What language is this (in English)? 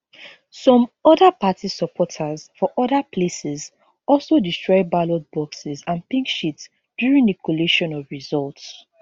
Nigerian Pidgin